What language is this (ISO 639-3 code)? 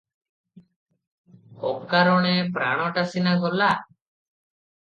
ori